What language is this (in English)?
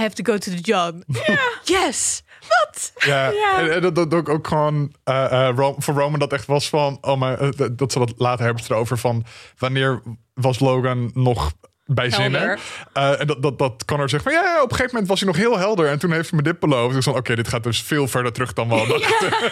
Dutch